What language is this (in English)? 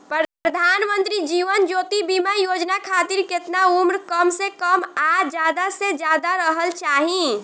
Bhojpuri